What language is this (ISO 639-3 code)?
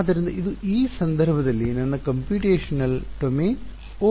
kan